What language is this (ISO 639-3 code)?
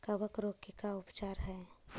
mag